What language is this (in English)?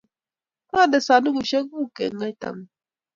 Kalenjin